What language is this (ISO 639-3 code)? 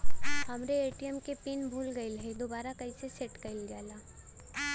bho